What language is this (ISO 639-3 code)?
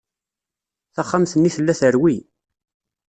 kab